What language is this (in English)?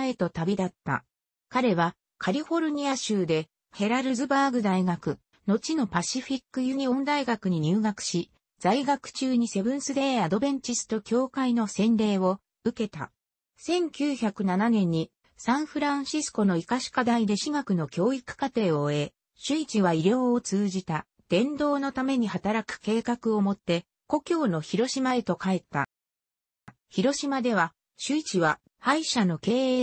Japanese